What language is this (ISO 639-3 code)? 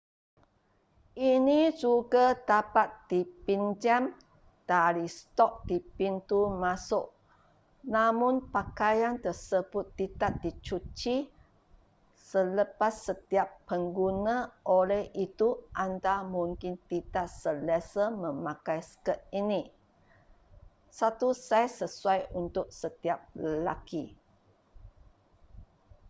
msa